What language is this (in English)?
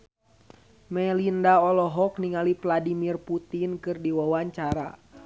Sundanese